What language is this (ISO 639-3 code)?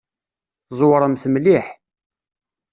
kab